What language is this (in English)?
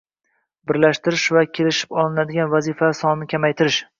Uzbek